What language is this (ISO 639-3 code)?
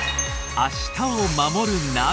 jpn